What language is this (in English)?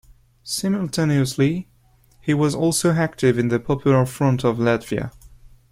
English